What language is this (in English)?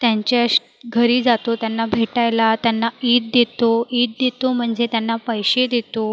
Marathi